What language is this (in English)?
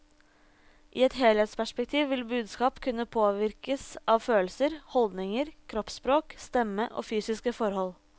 Norwegian